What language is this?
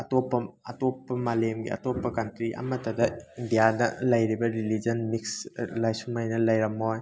Manipuri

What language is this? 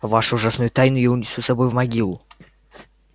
Russian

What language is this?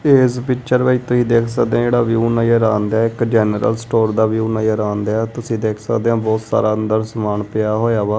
Punjabi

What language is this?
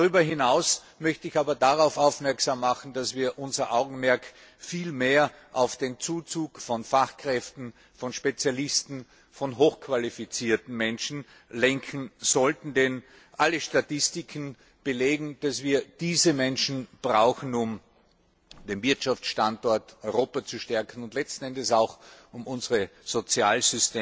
German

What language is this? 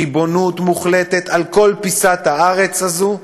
Hebrew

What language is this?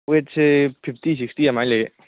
Manipuri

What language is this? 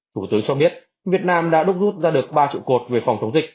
Vietnamese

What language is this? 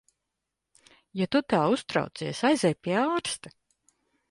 Latvian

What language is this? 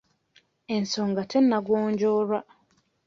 Ganda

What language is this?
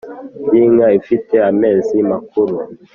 Kinyarwanda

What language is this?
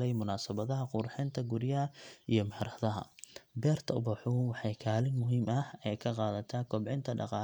Somali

